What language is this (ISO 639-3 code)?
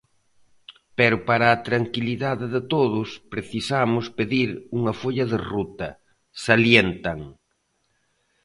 glg